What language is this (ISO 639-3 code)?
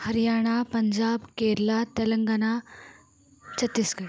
san